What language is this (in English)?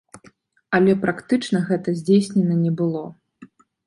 Belarusian